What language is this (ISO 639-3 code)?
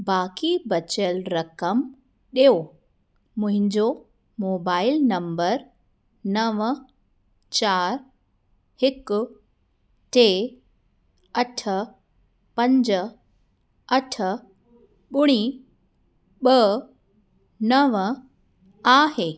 snd